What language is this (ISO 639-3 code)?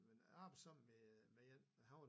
dan